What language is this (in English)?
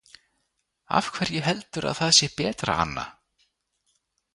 Icelandic